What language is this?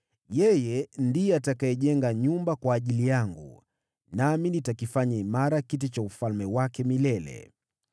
Swahili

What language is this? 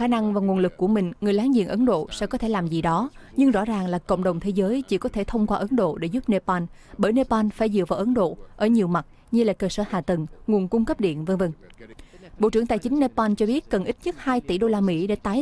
Vietnamese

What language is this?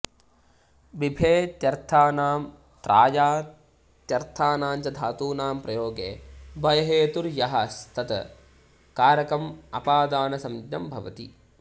Sanskrit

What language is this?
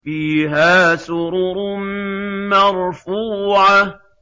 Arabic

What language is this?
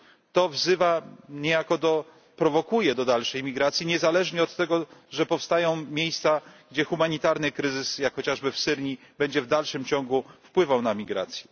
Polish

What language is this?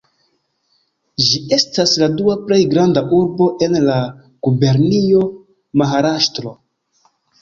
Esperanto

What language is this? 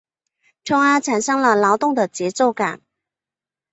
Chinese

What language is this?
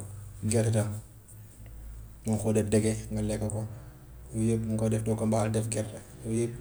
Gambian Wolof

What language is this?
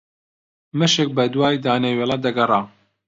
Central Kurdish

